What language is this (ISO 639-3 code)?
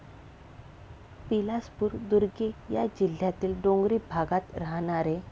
mar